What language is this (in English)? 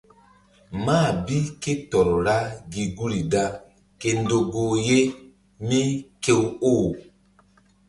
Mbum